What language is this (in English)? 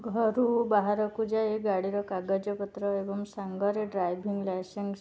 Odia